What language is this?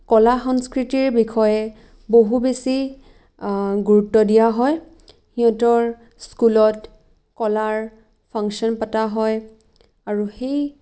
Assamese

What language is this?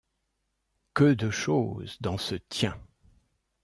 French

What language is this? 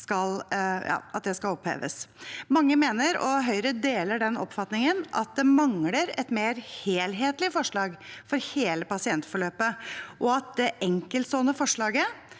Norwegian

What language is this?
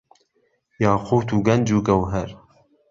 Central Kurdish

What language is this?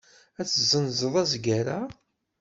Kabyle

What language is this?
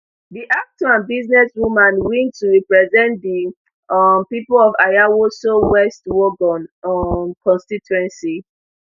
Nigerian Pidgin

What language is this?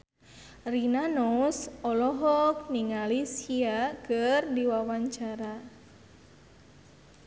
Sundanese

